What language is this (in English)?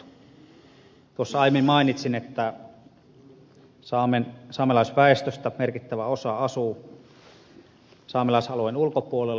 Finnish